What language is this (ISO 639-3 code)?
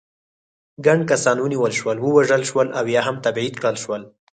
pus